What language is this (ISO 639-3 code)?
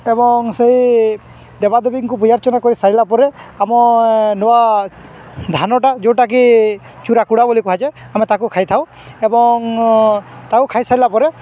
ori